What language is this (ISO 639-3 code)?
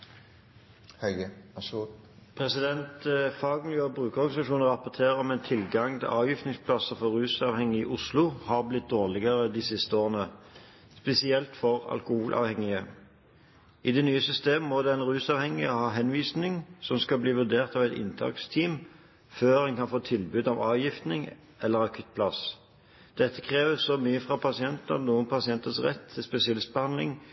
nob